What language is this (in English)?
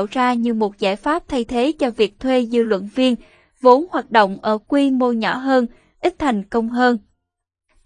Vietnamese